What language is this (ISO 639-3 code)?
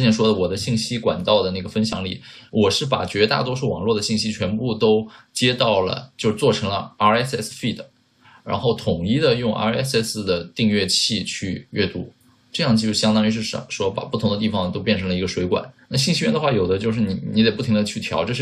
zho